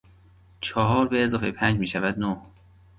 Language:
Persian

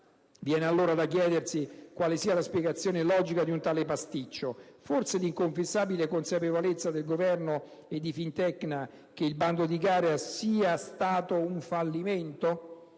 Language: Italian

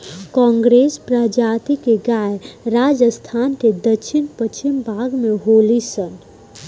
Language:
Bhojpuri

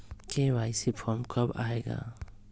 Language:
Magahi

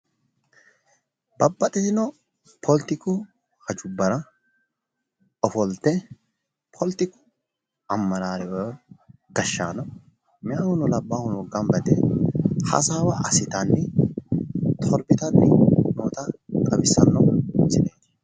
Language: Sidamo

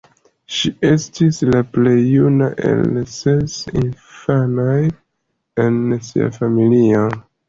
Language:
Esperanto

